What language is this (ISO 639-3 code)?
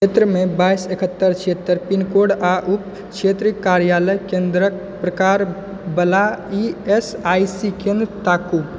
mai